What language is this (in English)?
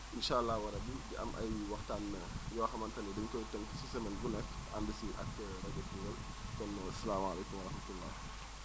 Wolof